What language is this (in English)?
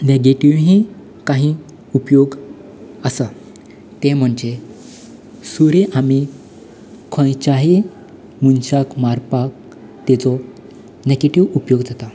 Konkani